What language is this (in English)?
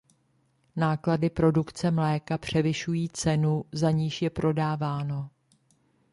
Czech